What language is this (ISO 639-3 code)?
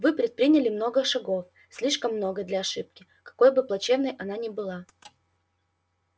rus